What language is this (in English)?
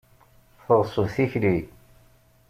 Kabyle